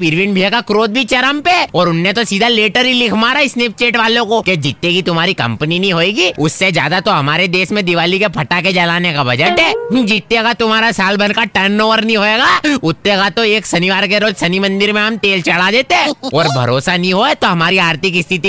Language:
Hindi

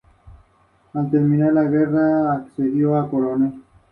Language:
Spanish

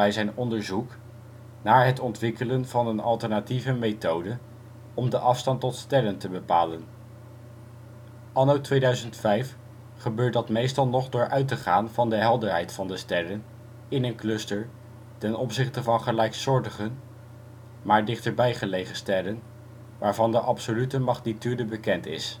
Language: Dutch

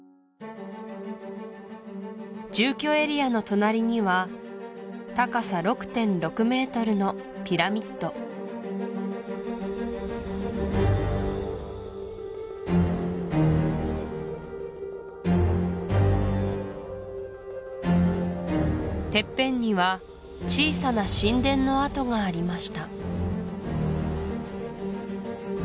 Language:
Japanese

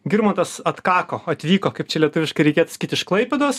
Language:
Lithuanian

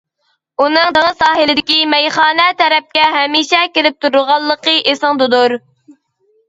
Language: Uyghur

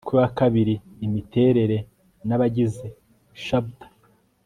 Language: Kinyarwanda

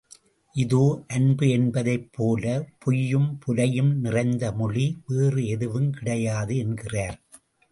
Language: Tamil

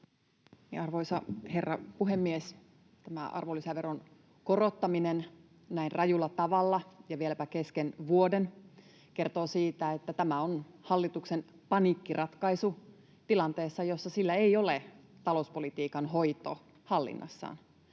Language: Finnish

